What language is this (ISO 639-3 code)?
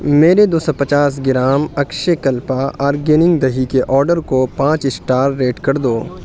urd